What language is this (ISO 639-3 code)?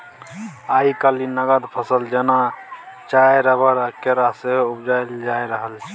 mai